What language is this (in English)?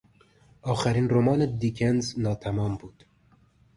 Persian